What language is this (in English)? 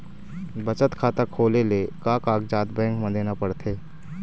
Chhattisgarhi